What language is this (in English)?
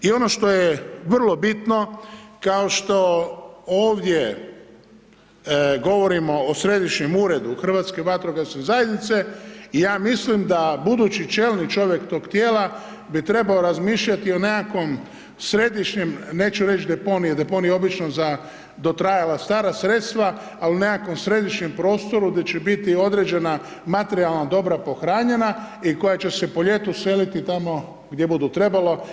Croatian